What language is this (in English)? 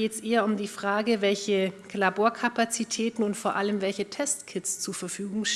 German